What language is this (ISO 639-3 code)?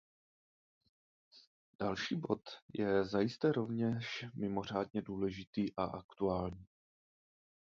ces